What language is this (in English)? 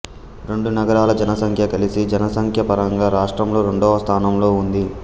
Telugu